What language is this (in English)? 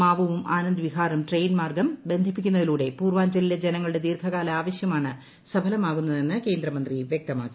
Malayalam